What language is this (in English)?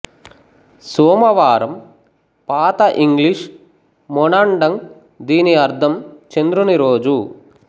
Telugu